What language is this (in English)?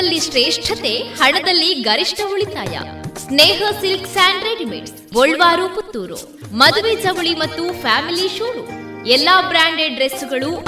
Kannada